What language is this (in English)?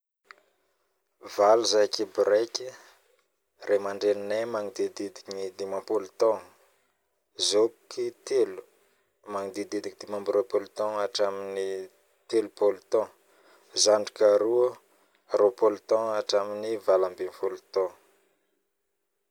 Northern Betsimisaraka Malagasy